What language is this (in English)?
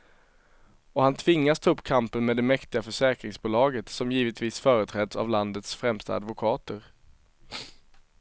Swedish